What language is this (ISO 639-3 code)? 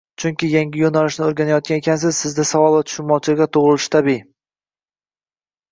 uzb